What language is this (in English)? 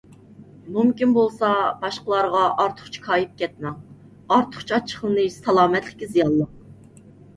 Uyghur